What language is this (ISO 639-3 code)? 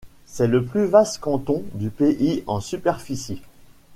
fra